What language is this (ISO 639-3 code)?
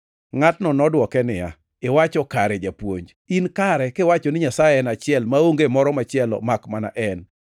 luo